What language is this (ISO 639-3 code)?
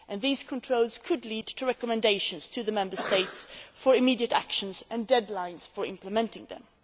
eng